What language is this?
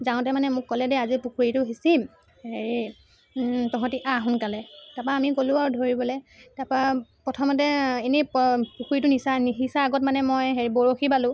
Assamese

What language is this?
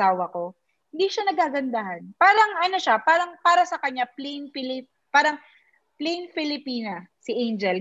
Filipino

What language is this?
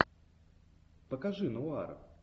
Russian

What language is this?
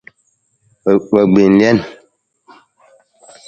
Nawdm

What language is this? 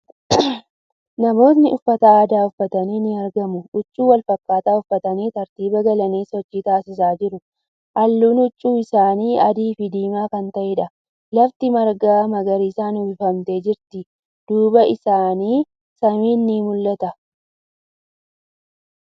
Oromo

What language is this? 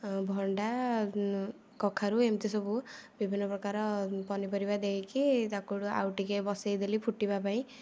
Odia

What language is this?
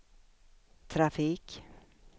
Swedish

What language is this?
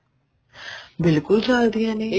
Punjabi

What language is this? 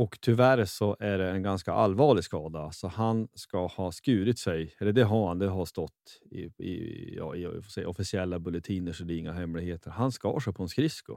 Swedish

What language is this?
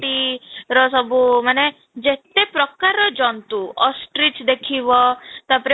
Odia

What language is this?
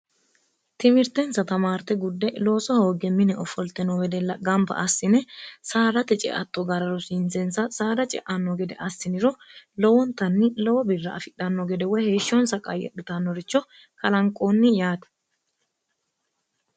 Sidamo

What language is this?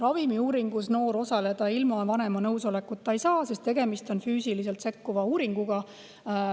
Estonian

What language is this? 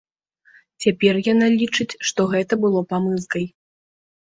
Belarusian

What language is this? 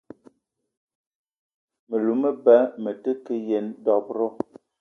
Eton (Cameroon)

